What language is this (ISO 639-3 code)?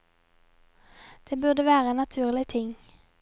nor